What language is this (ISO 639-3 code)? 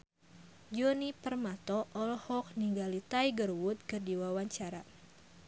sun